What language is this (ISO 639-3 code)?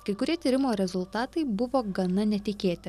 lit